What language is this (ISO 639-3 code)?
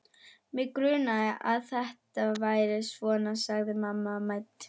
isl